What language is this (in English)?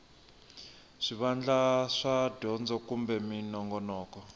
Tsonga